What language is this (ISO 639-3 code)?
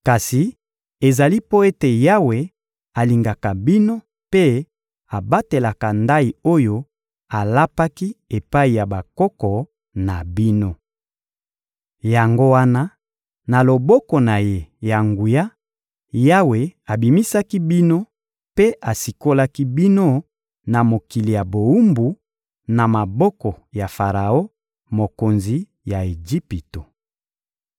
lin